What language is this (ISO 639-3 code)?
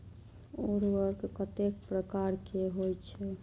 mai